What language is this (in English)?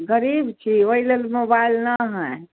Maithili